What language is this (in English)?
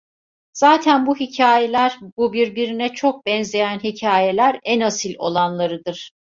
Turkish